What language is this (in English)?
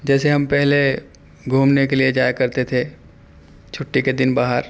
Urdu